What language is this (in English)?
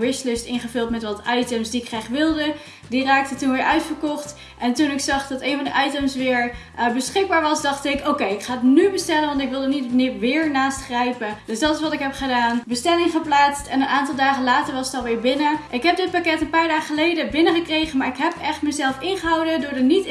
Dutch